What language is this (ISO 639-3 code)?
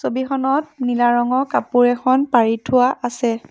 asm